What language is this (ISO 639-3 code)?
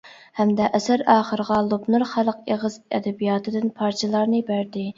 uig